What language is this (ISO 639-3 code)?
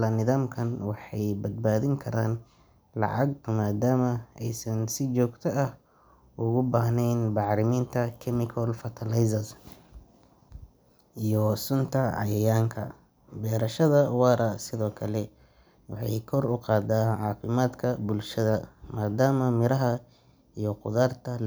som